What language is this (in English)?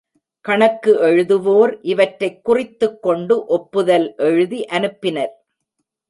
Tamil